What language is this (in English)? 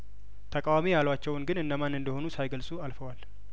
Amharic